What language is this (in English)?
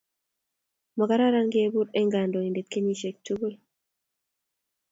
Kalenjin